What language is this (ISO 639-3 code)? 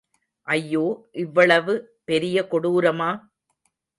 tam